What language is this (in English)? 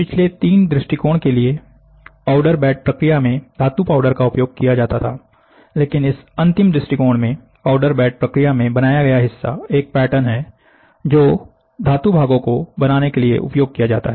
Hindi